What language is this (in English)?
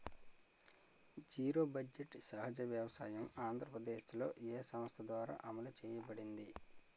Telugu